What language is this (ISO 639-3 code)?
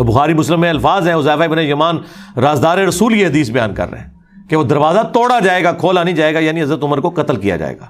urd